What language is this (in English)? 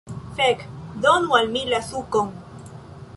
Esperanto